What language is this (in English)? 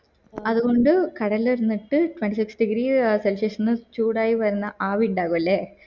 Malayalam